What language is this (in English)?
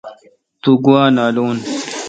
Kalkoti